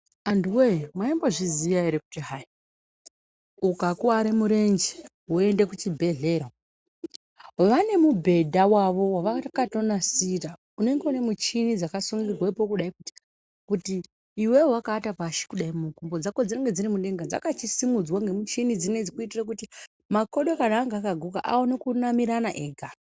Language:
Ndau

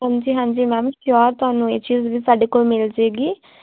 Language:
Punjabi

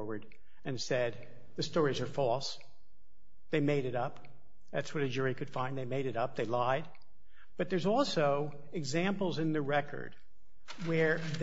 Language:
English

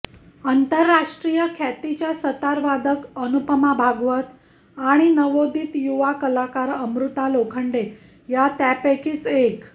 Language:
Marathi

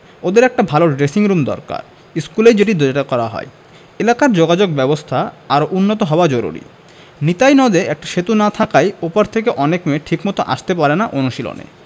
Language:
Bangla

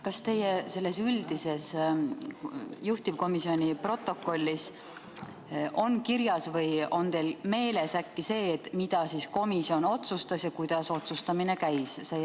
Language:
Estonian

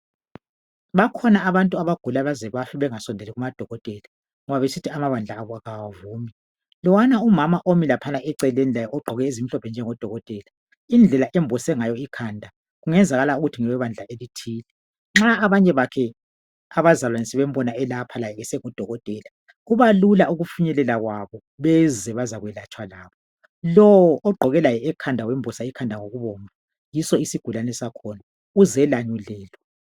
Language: North Ndebele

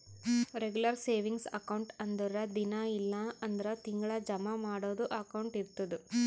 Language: Kannada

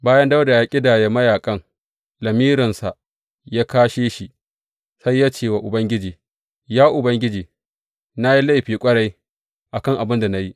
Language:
Hausa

